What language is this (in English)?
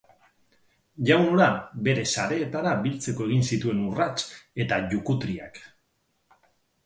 Basque